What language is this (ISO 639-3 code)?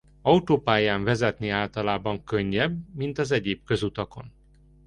hun